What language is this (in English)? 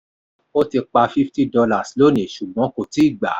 Yoruba